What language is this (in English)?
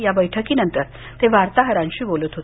Marathi